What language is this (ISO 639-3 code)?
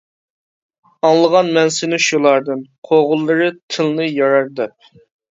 uig